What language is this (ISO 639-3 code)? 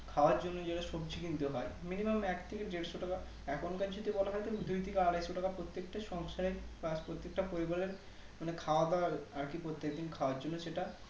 ben